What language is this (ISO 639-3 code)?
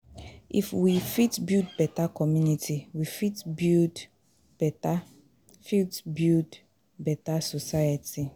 pcm